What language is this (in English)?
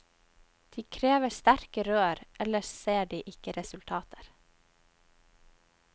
Norwegian